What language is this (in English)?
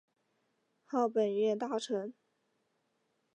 Chinese